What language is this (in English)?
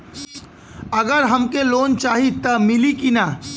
Bhojpuri